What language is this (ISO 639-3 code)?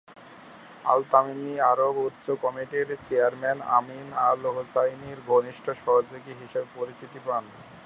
ben